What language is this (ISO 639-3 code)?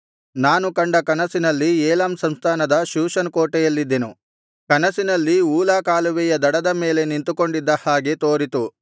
kan